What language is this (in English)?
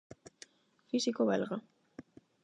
Galician